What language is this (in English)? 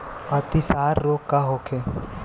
Bhojpuri